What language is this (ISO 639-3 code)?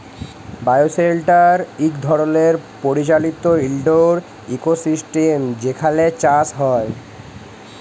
ben